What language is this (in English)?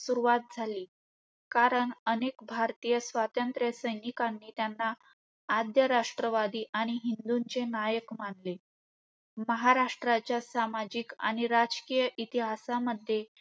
Marathi